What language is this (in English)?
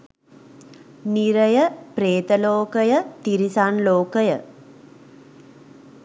Sinhala